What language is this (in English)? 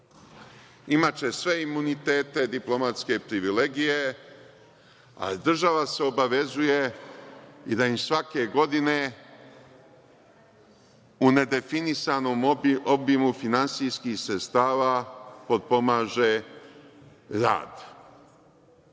Serbian